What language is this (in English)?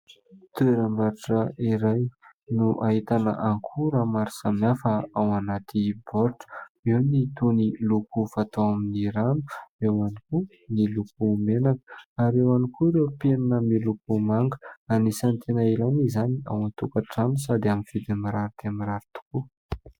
Malagasy